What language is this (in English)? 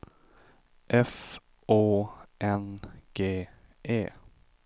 Swedish